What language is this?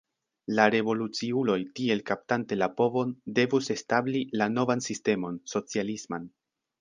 Esperanto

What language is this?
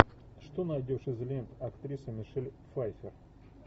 Russian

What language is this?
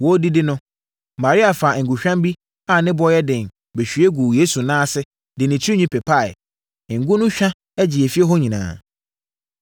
Akan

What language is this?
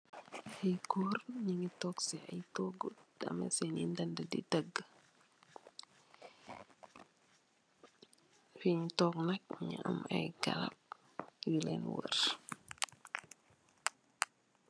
Wolof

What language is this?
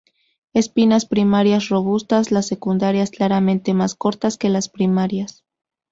Spanish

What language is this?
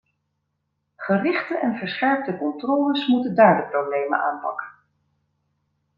Dutch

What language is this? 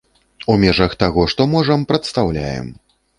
Belarusian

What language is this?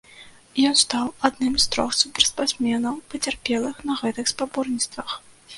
Belarusian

